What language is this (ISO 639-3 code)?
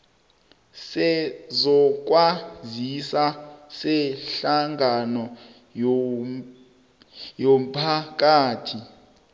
nbl